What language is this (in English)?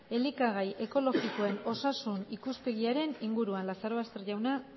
Basque